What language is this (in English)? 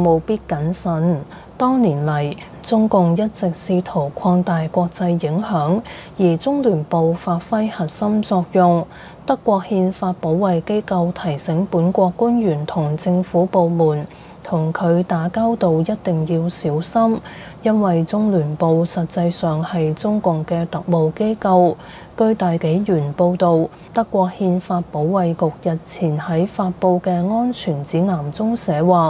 Chinese